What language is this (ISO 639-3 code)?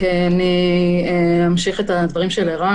heb